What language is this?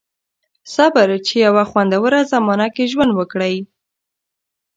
Pashto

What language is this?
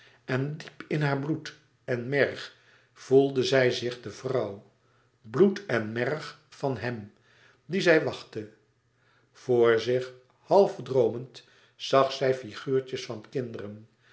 Dutch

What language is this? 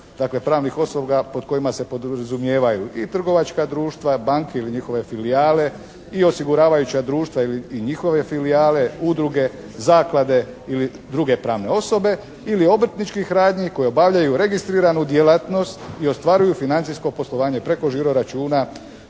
Croatian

